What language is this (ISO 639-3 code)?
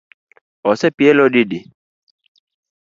luo